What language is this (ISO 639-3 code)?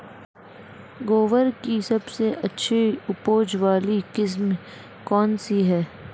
hin